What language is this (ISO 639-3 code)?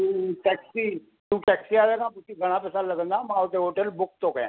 snd